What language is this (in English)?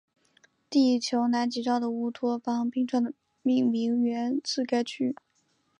Chinese